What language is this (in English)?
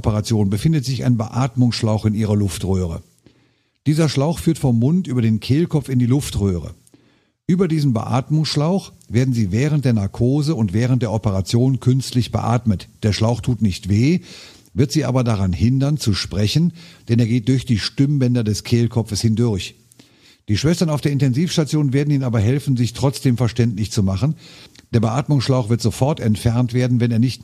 German